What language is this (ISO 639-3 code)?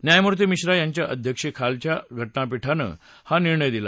mar